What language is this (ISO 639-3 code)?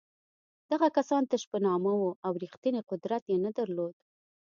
pus